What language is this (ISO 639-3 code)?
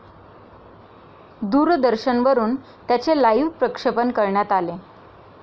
mar